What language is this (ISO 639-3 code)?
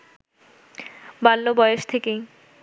ben